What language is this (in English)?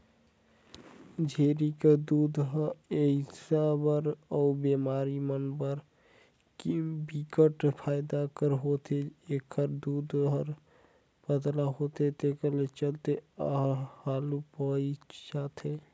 Chhattisgarhi